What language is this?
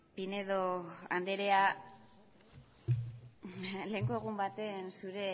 Basque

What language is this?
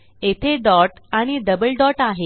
Marathi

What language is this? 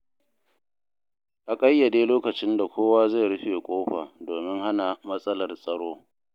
Hausa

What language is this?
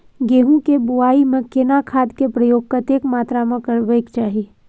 Maithili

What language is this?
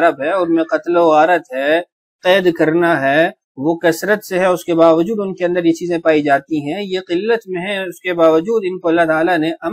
Arabic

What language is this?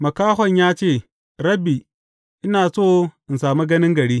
Hausa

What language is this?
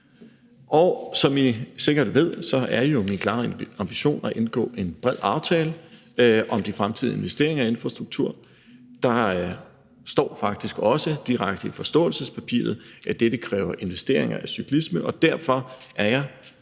Danish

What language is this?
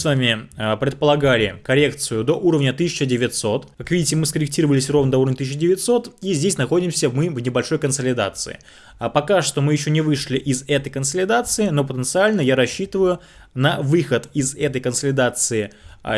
Russian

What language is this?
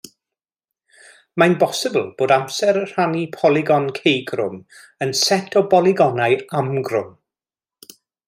Welsh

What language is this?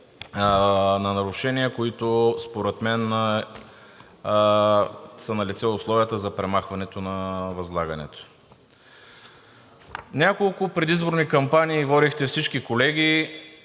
Bulgarian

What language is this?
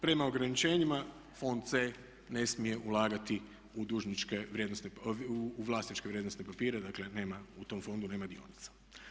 Croatian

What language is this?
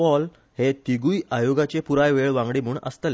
Konkani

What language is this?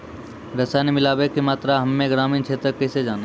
Maithili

